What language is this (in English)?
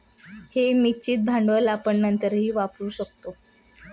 Marathi